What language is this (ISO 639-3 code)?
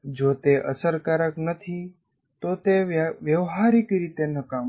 guj